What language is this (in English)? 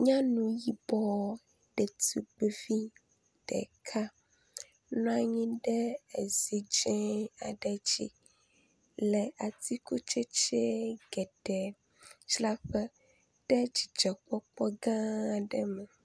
Ewe